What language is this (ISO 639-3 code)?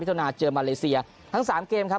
tha